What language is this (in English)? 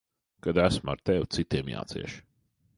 Latvian